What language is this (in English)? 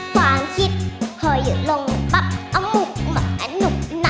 Thai